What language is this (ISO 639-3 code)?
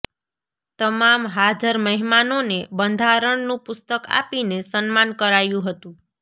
guj